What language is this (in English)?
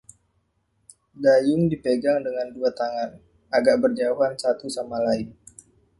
Indonesian